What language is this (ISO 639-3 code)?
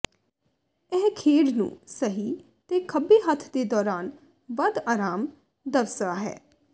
pan